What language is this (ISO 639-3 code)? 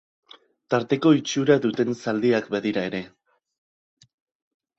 eus